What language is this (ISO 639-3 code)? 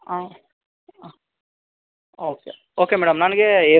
kan